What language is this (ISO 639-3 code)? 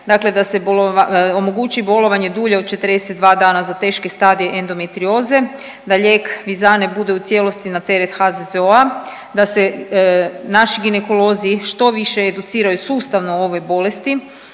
hrv